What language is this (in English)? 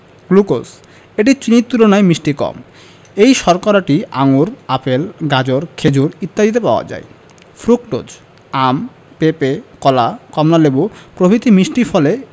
Bangla